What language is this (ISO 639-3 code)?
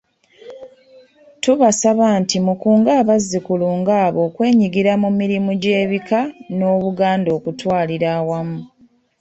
lug